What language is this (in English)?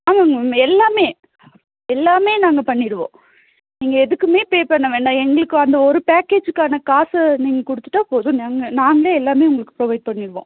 Tamil